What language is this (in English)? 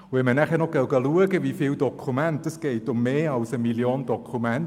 Swiss German